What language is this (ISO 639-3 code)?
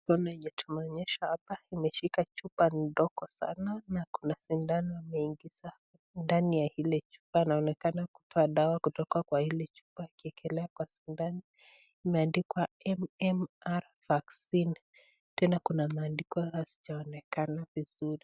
swa